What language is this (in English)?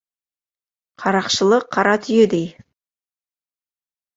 Kazakh